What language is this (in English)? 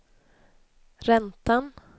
Swedish